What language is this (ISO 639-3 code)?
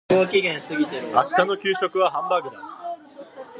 jpn